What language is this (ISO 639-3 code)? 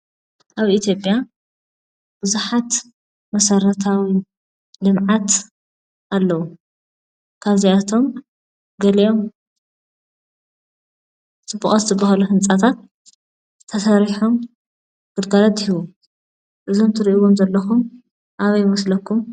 tir